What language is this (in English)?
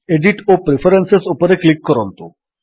Odia